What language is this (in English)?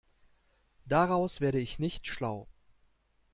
German